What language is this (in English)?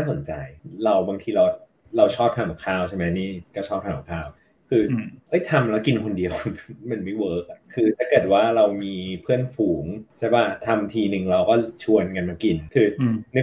Thai